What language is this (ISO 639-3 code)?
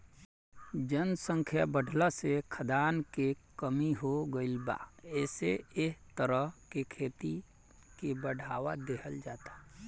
bho